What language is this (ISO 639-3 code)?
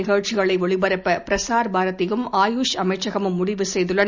tam